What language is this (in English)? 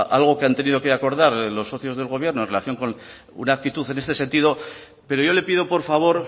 Spanish